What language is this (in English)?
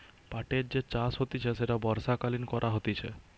Bangla